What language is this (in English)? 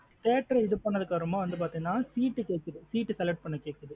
Tamil